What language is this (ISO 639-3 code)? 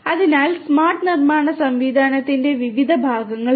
mal